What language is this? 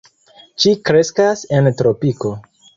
Esperanto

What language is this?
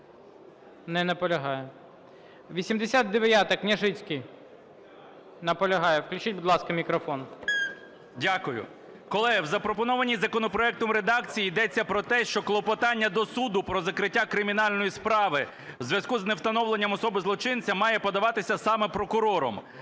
Ukrainian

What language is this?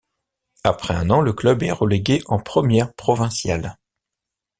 French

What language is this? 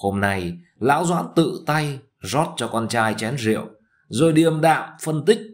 Vietnamese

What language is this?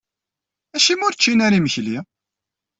Kabyle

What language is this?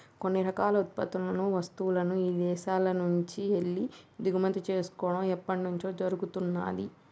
Telugu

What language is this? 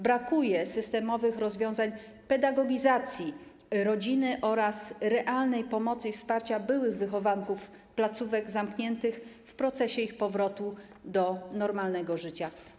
Polish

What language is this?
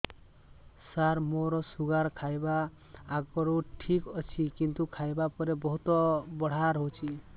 Odia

